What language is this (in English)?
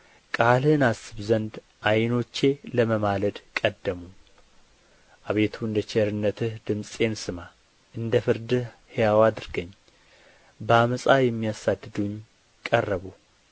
Amharic